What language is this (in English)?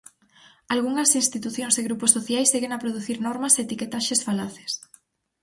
Galician